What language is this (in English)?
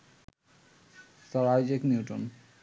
Bangla